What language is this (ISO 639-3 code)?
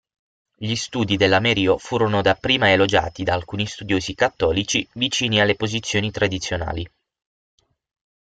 ita